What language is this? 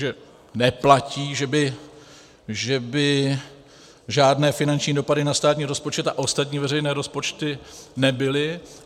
Czech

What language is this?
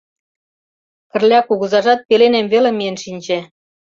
Mari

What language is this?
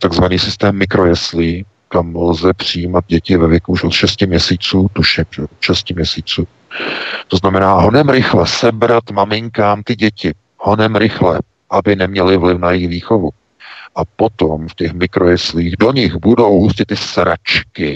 Czech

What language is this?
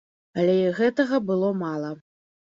Belarusian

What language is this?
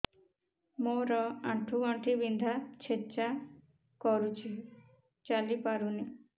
Odia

